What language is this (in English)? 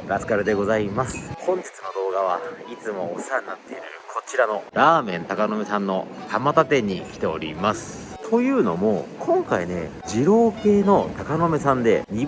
Japanese